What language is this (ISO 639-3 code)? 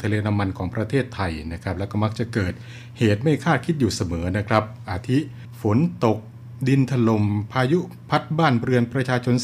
tha